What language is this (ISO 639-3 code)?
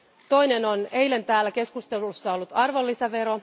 fin